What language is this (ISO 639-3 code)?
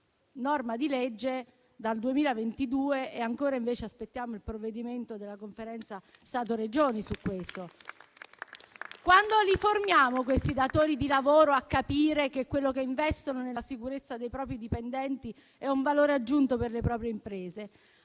ita